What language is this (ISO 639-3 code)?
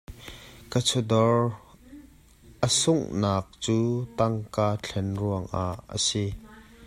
cnh